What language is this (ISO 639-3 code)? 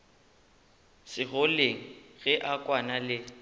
nso